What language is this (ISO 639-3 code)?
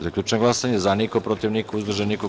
srp